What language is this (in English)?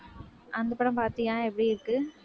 Tamil